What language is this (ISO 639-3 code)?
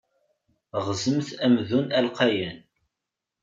kab